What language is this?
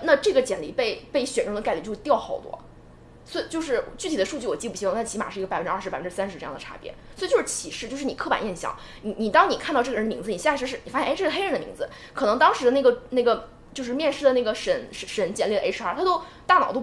Chinese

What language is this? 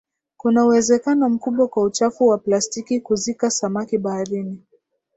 Swahili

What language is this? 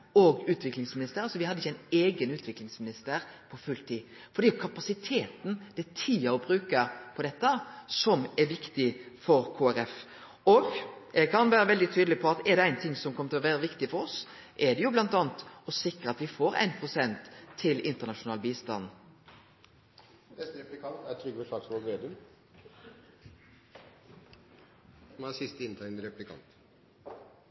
Norwegian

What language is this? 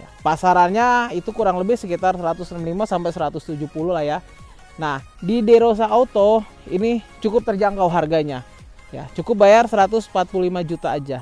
Indonesian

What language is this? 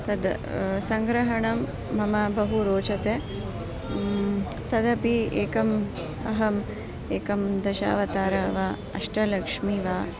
Sanskrit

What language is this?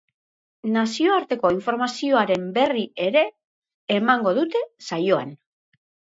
Basque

